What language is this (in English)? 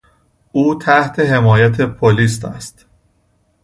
Persian